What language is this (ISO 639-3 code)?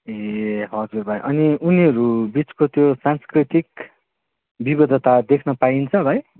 nep